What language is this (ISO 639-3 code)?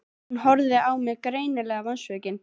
isl